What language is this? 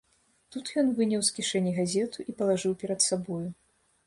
Belarusian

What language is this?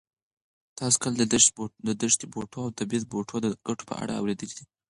Pashto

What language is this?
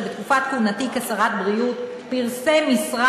Hebrew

